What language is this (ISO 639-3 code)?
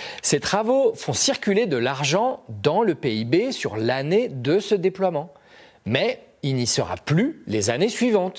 fra